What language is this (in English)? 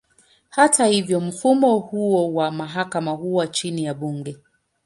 Swahili